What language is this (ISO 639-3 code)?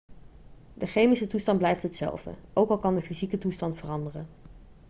nld